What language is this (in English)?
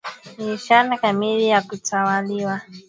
Swahili